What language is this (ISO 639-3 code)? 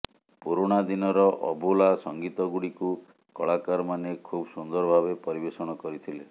ori